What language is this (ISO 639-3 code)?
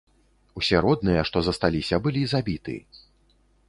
bel